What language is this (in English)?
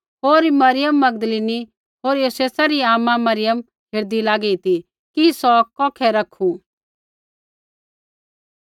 Kullu Pahari